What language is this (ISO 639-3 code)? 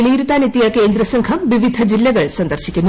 mal